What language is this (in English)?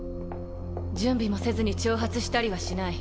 Japanese